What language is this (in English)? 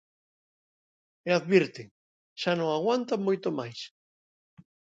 Galician